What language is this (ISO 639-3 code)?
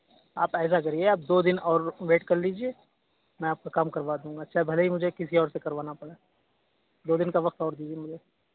urd